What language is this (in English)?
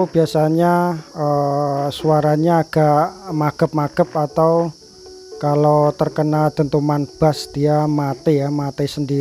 Indonesian